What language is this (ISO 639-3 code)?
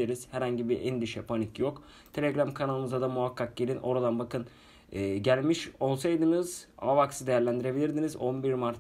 tur